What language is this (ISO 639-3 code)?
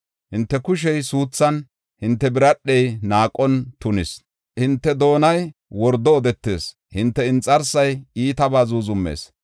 gof